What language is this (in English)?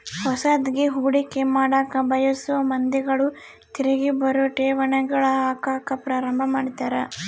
Kannada